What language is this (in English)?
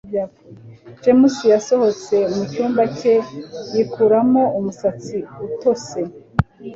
Kinyarwanda